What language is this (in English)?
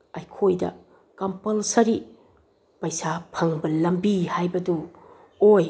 Manipuri